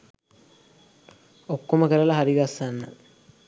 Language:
Sinhala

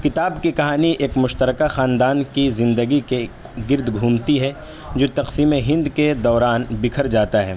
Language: Urdu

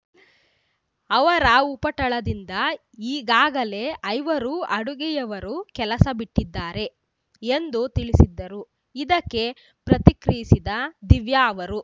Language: Kannada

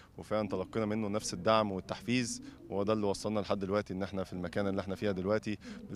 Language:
Arabic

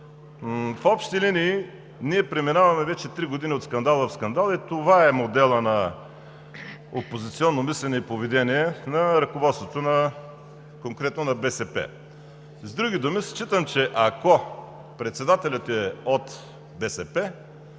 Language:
Bulgarian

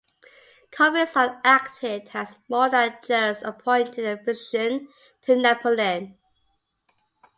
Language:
English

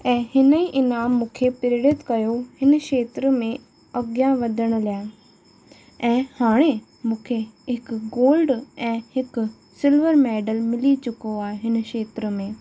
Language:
Sindhi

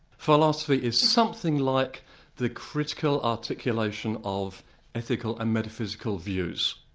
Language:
English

